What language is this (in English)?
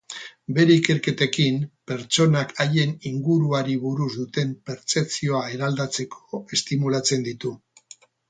Basque